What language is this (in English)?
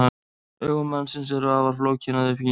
Icelandic